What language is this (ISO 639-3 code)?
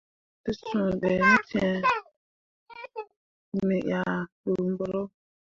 mua